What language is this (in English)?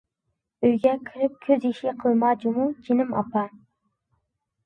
Uyghur